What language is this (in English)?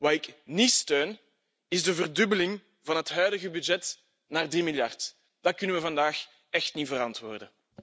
Dutch